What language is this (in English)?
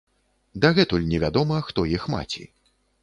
Belarusian